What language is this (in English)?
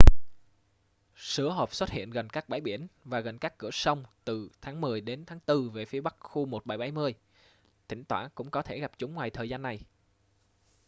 Vietnamese